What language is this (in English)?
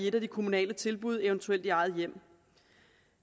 Danish